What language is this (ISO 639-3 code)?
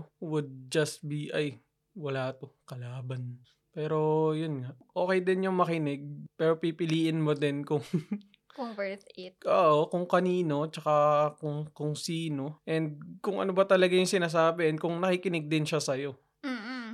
fil